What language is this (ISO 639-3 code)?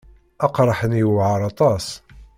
kab